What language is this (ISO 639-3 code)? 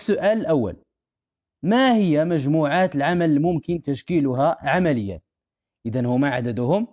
ara